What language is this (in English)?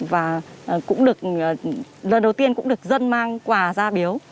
Vietnamese